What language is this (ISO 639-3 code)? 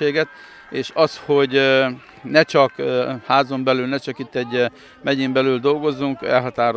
hun